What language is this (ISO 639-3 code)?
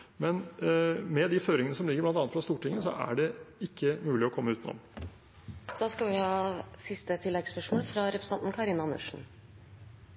nor